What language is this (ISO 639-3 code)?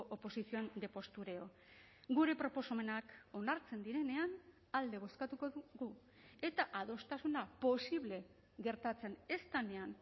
eus